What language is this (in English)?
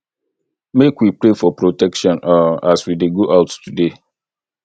Nigerian Pidgin